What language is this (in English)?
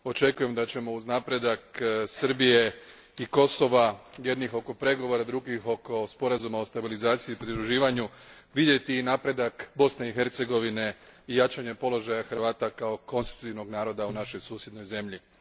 Croatian